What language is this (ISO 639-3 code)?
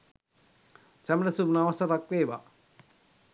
sin